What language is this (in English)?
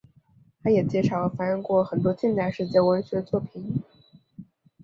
Chinese